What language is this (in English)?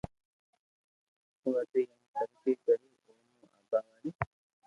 Loarki